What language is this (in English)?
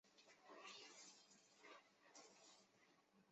Chinese